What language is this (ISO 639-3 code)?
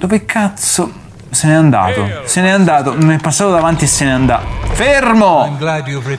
ita